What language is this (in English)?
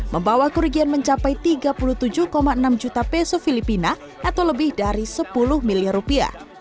Indonesian